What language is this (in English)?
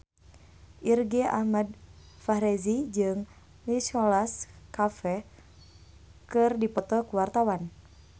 Sundanese